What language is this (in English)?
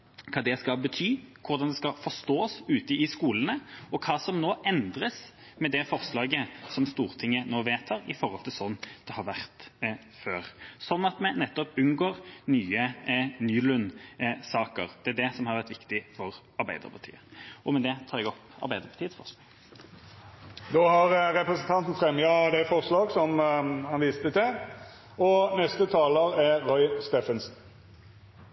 Norwegian